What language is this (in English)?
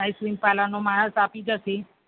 Gujarati